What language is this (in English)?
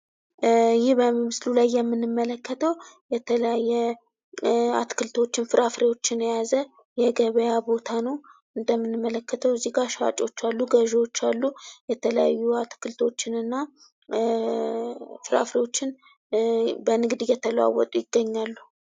Amharic